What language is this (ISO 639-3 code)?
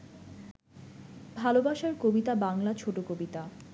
ben